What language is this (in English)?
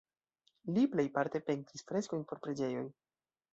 Esperanto